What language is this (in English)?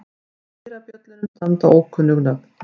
Icelandic